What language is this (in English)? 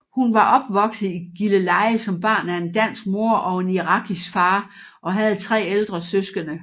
Danish